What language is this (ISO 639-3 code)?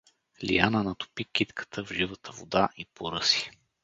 bul